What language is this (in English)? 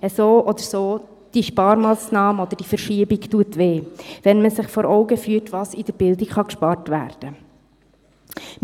Swiss German